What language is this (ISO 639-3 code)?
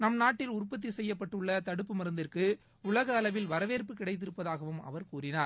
tam